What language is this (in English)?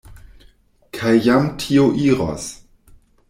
Esperanto